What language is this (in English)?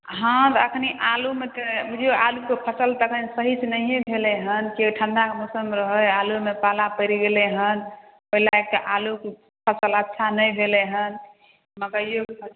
Maithili